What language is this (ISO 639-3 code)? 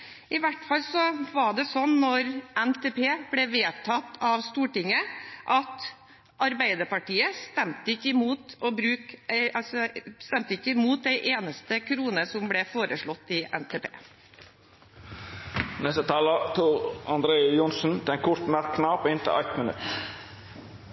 nor